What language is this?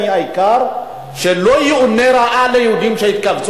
Hebrew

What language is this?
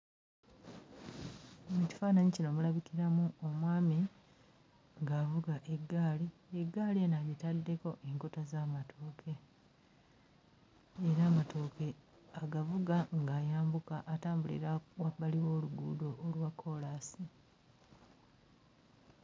Ganda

